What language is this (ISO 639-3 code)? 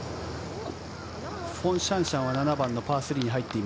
jpn